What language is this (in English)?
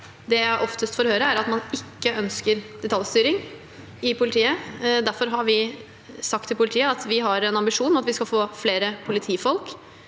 Norwegian